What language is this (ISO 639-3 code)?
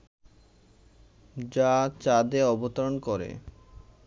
ben